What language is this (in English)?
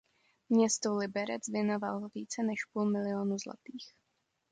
Czech